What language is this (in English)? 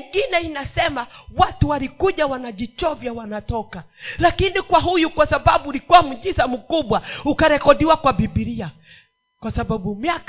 Swahili